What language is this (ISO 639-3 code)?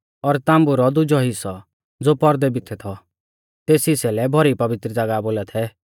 bfz